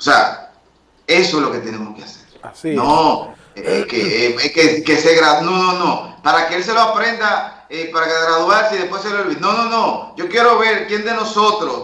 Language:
Spanish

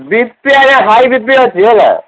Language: Odia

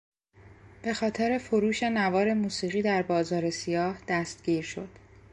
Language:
Persian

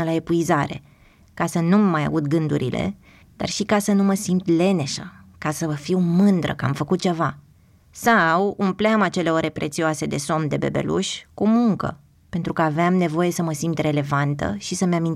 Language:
Romanian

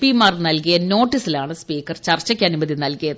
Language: Malayalam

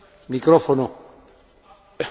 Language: Polish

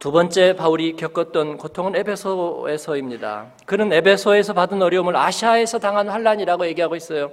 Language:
Korean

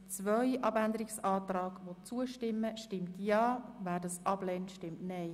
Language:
Swiss German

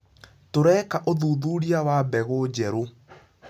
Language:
Kikuyu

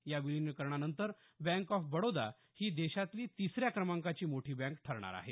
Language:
Marathi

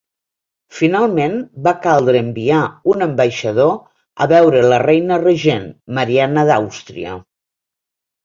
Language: Catalan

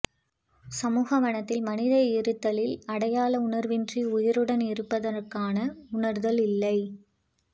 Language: Tamil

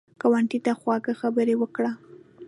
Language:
Pashto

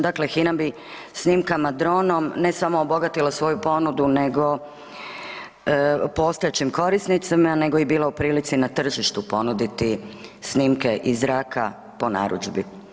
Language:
Croatian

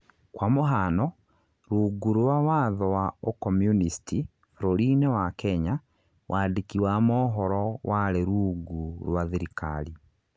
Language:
Kikuyu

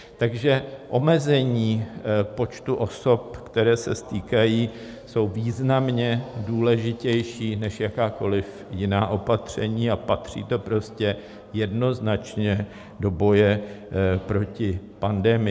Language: Czech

